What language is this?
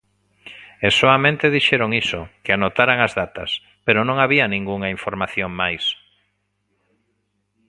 Galician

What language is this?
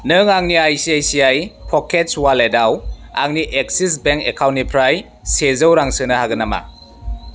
Bodo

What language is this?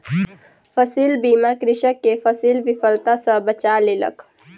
Maithili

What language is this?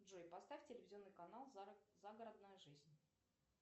Russian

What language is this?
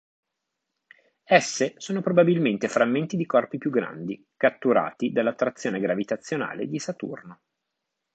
Italian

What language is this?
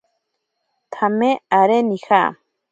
Ashéninka Perené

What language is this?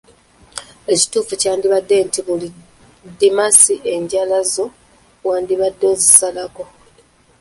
Ganda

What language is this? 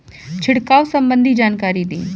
Bhojpuri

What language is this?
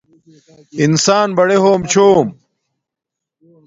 Domaaki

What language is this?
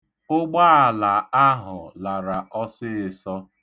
Igbo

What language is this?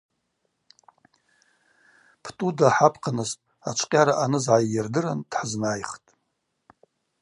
Abaza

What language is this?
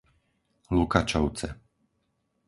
Slovak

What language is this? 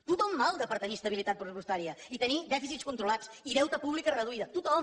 Catalan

